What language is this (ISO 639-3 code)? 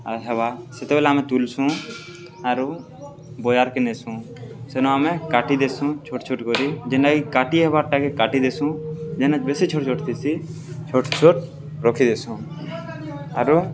ori